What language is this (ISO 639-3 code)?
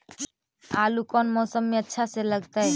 mag